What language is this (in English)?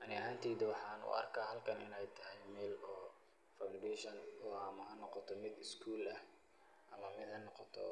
Somali